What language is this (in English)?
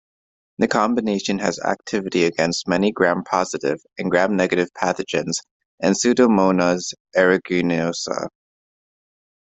English